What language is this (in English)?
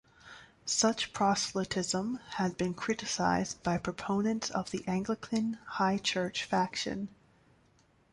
English